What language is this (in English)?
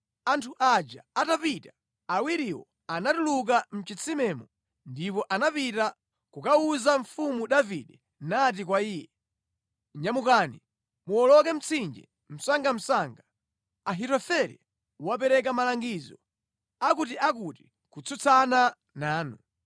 Nyanja